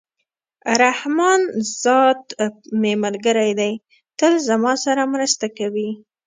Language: Pashto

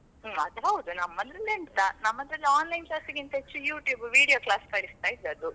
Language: Kannada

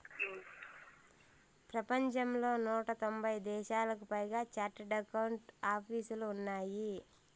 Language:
Telugu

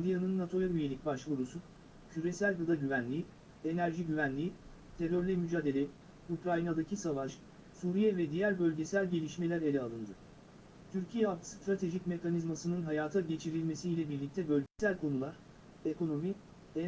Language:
Turkish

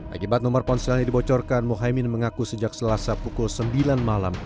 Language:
Indonesian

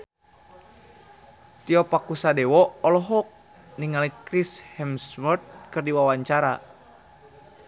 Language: Sundanese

